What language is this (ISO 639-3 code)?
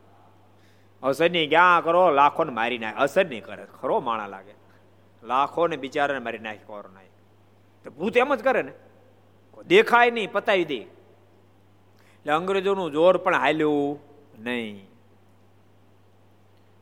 guj